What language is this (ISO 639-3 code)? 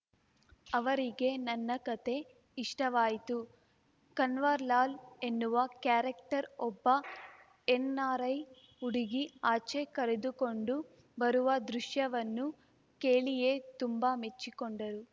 kan